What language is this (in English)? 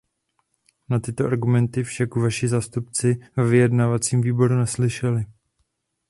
Czech